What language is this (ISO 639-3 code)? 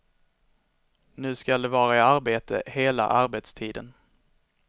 swe